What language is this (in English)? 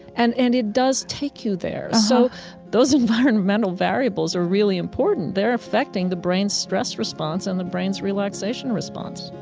English